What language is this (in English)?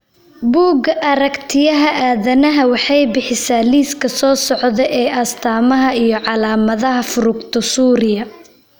Somali